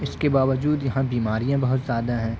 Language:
Urdu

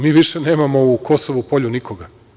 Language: Serbian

